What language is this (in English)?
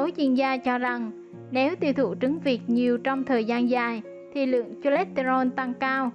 Vietnamese